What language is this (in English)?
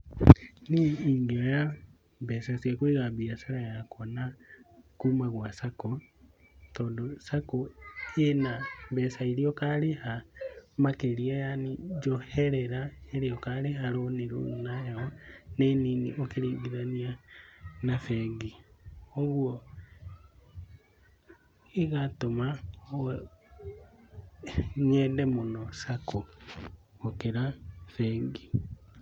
Kikuyu